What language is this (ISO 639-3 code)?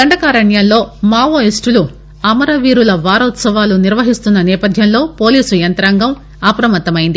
tel